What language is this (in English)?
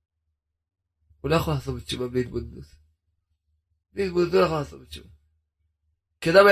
Hebrew